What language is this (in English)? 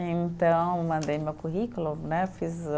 Portuguese